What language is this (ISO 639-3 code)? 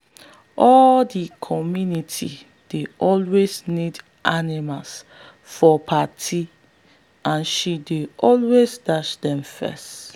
pcm